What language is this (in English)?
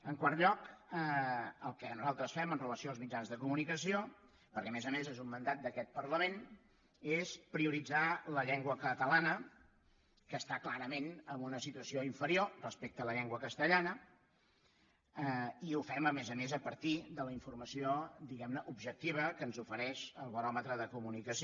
Catalan